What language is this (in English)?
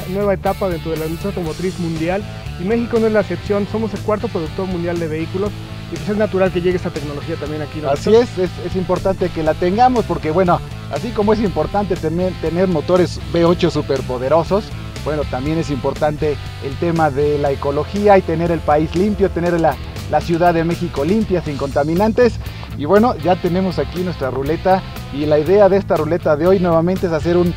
Spanish